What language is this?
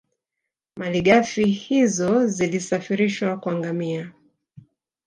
Swahili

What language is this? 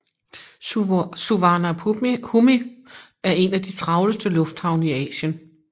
Danish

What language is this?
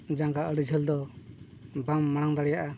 Santali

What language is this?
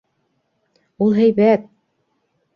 Bashkir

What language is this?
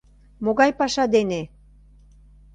Mari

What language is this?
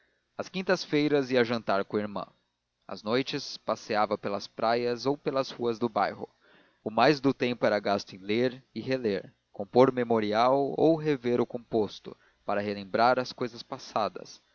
Portuguese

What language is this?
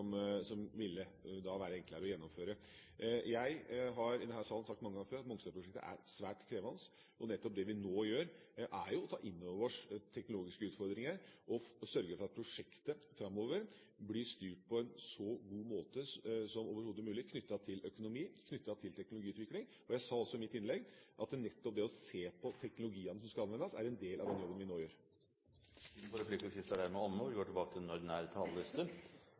Norwegian Bokmål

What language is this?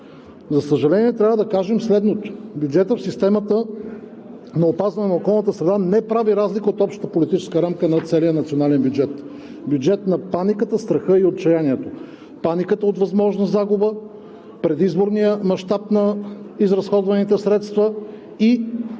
Bulgarian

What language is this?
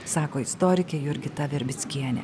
Lithuanian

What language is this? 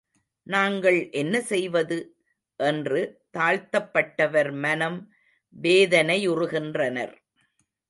Tamil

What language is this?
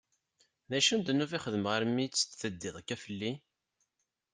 Kabyle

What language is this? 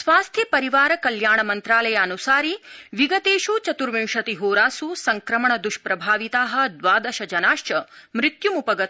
Sanskrit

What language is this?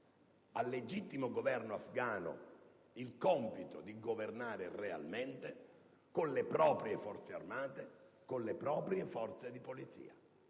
Italian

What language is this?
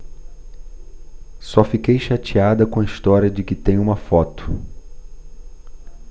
Portuguese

